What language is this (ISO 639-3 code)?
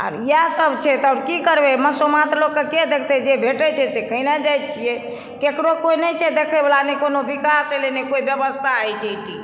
mai